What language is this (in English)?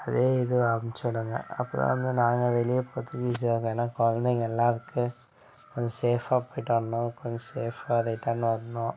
Tamil